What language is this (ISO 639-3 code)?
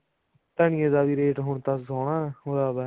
pan